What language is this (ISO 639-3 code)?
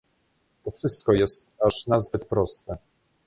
pol